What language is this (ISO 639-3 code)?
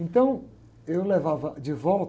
por